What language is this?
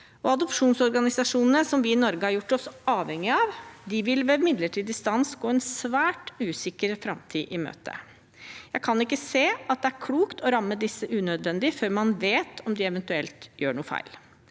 Norwegian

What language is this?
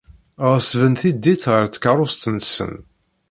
Kabyle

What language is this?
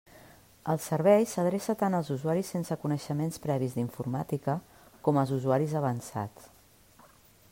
Catalan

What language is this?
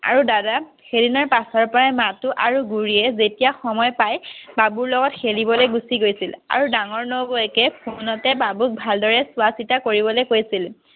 Assamese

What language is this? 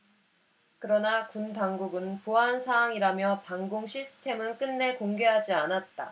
Korean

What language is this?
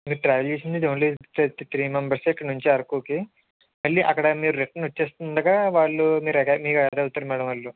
Telugu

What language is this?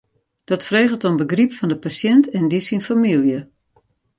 Western Frisian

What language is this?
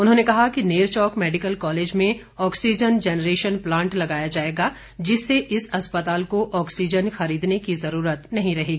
Hindi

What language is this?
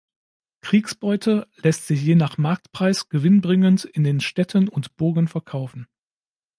German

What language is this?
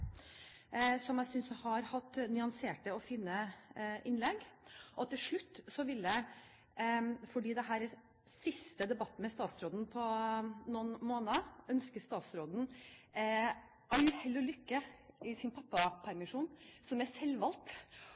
Norwegian Bokmål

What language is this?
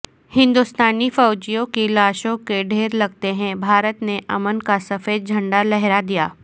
Urdu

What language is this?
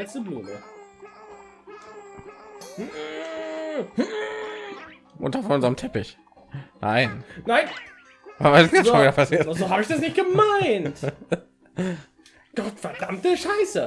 German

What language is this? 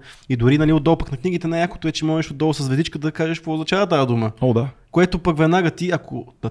Bulgarian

